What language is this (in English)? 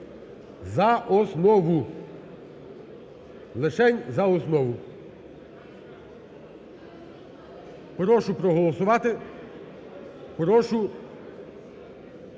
Ukrainian